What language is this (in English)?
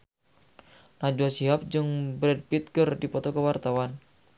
Sundanese